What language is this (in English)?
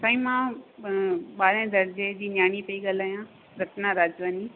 Sindhi